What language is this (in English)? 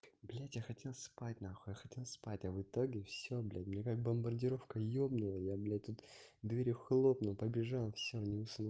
Russian